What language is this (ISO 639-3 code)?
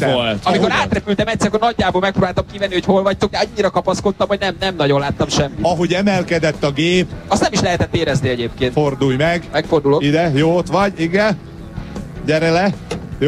hun